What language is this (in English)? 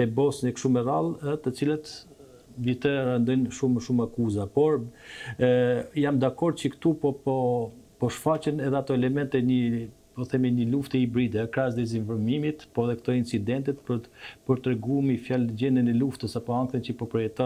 Romanian